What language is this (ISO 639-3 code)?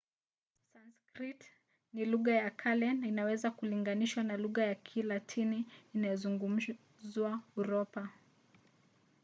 swa